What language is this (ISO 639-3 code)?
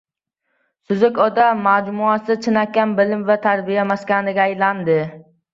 uzb